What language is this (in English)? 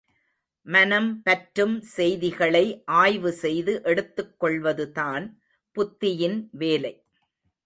Tamil